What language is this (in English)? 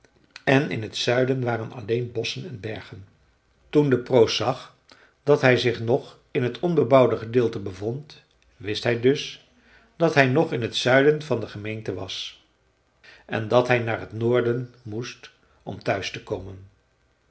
Dutch